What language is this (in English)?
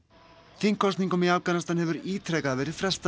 Icelandic